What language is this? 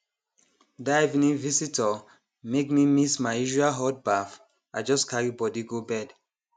Nigerian Pidgin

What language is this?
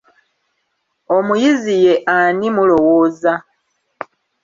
Ganda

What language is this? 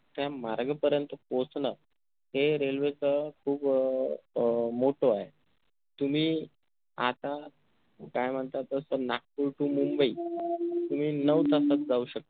Marathi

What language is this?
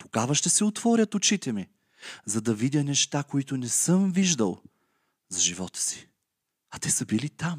Bulgarian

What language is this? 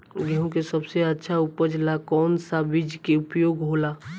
Bhojpuri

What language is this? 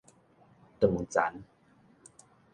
Min Nan Chinese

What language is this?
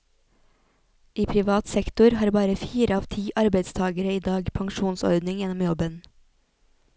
Norwegian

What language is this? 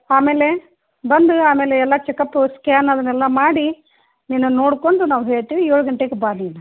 Kannada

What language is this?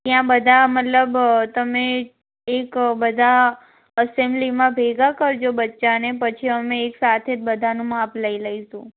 Gujarati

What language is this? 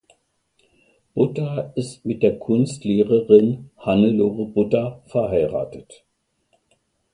German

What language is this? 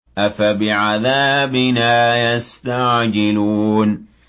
Arabic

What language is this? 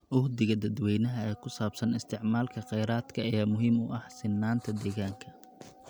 Somali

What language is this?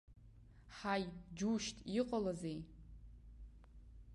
Abkhazian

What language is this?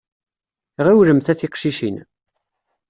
Kabyle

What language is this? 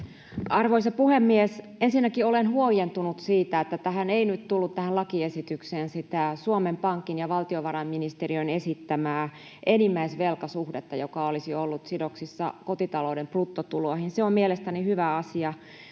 Finnish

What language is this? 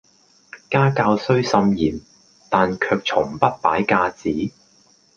Cantonese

